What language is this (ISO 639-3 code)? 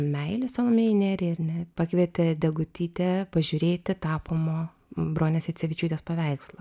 lit